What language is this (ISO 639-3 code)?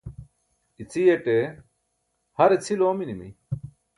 bsk